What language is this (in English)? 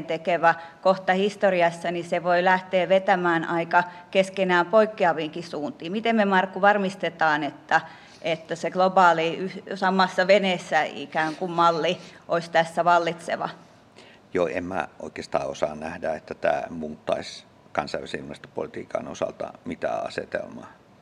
Finnish